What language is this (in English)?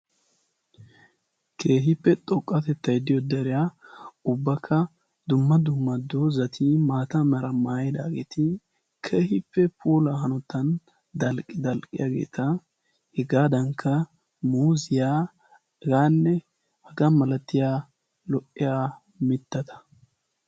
Wolaytta